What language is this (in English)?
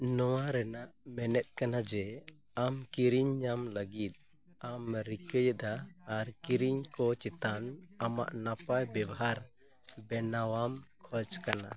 Santali